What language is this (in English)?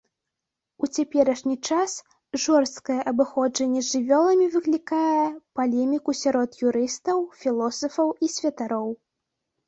Belarusian